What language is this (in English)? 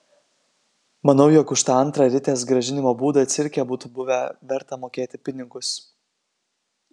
Lithuanian